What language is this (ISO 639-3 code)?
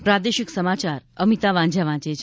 guj